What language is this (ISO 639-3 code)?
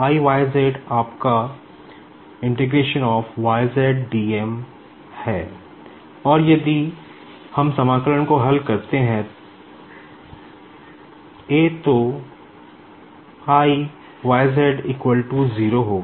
hin